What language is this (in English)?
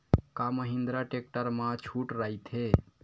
Chhattisgarhi